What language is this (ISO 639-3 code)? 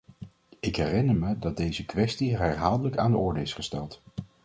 nld